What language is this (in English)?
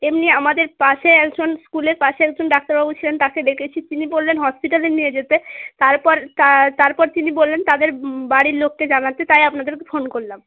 Bangla